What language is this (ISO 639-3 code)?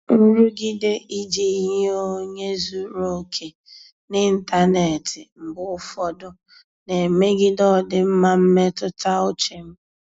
ibo